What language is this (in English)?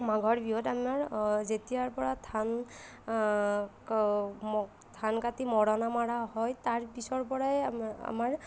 Assamese